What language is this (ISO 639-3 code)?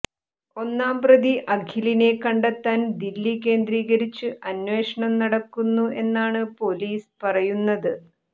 mal